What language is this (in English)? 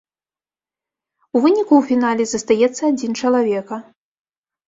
Belarusian